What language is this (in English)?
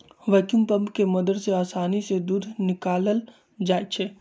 Magahi